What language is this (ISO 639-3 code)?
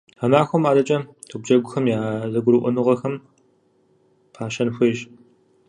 kbd